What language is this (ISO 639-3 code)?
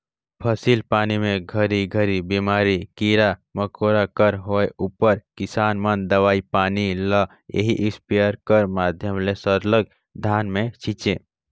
hne